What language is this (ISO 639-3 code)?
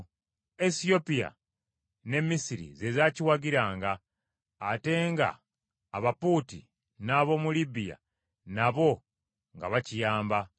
lug